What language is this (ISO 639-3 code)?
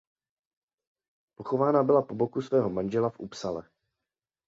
ces